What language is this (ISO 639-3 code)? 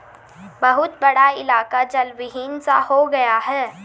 hin